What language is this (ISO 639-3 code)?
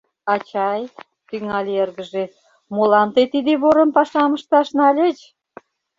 chm